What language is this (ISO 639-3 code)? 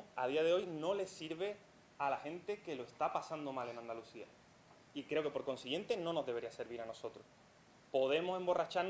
spa